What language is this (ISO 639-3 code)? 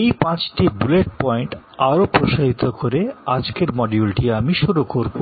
ben